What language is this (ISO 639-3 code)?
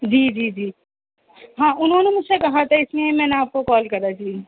urd